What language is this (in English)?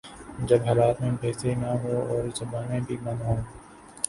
Urdu